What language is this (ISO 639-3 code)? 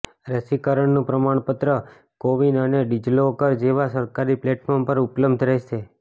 guj